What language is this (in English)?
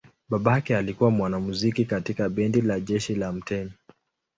Swahili